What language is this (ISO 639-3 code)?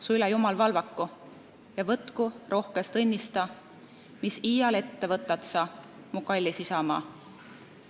est